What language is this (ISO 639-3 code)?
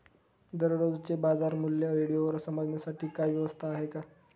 mar